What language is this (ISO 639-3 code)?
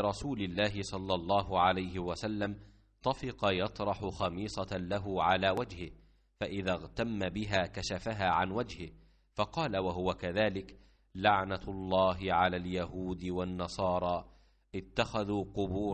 ara